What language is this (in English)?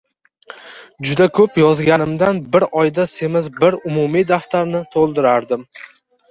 Uzbek